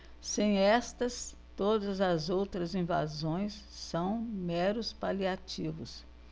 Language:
Portuguese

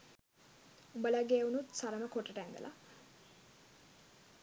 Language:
Sinhala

